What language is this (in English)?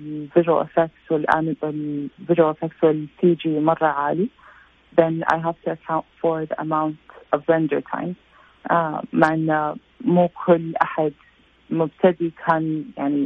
Arabic